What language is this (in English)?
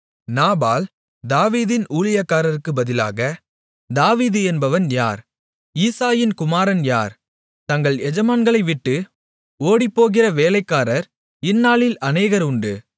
Tamil